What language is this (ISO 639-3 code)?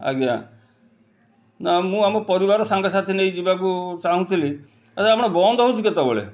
ori